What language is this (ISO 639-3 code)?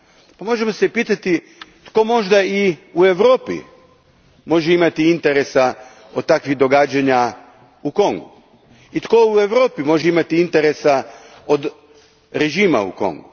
hrv